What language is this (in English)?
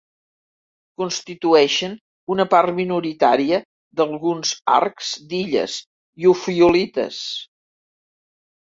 Catalan